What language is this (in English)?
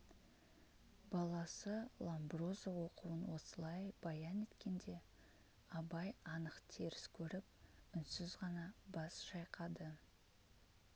Kazakh